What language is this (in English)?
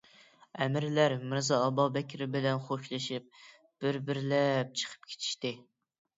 Uyghur